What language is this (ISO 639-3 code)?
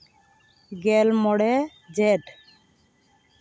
sat